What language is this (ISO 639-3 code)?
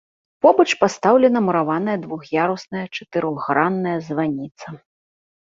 bel